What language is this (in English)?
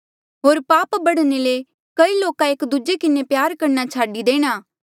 Mandeali